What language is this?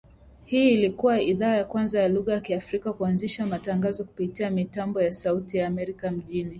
Swahili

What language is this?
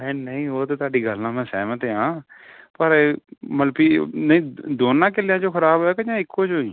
Punjabi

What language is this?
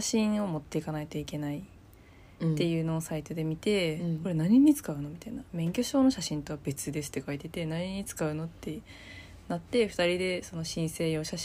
Japanese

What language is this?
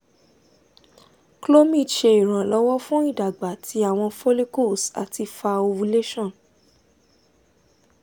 Yoruba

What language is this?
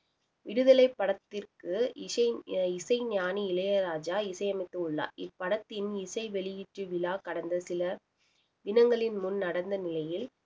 Tamil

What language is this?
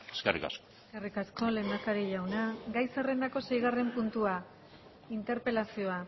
Basque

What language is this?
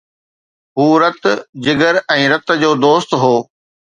Sindhi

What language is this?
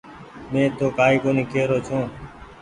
Goaria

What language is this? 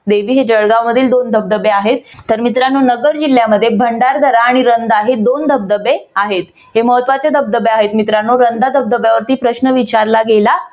Marathi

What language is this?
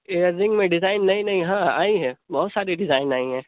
Urdu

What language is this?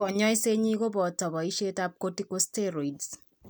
Kalenjin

